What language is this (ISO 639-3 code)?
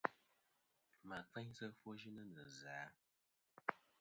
bkm